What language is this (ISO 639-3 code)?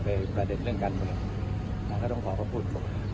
tha